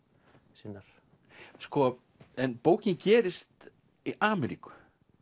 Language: Icelandic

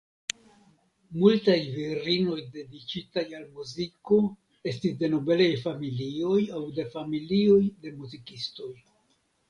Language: Esperanto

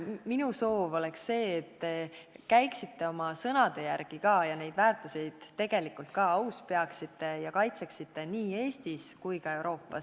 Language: Estonian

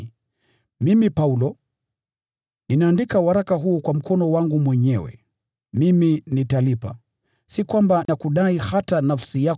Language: Swahili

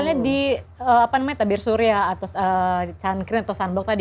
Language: Indonesian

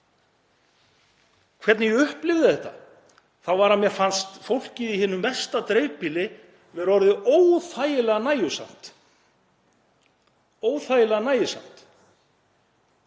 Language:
Icelandic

